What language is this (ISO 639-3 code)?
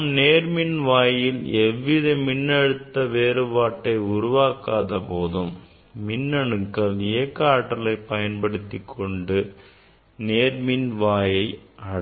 tam